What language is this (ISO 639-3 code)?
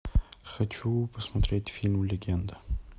rus